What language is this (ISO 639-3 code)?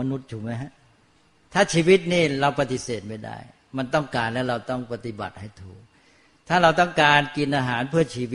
tha